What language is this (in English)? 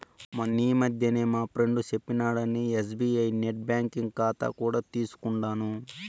Telugu